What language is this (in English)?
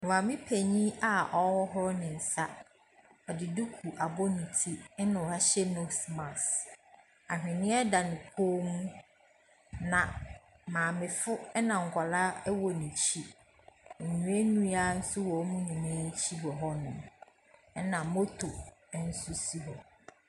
Akan